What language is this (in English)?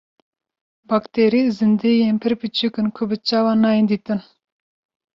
Kurdish